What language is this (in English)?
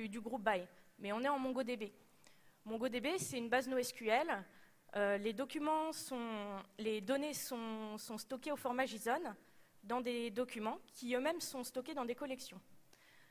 French